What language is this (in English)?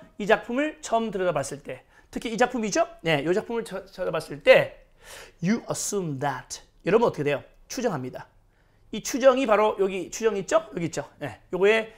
Korean